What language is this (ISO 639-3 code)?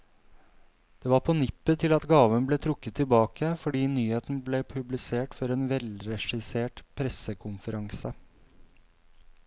nor